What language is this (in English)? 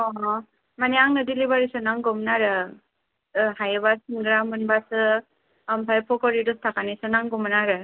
Bodo